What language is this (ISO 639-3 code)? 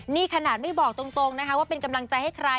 tha